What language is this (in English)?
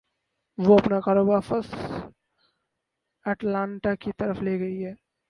Urdu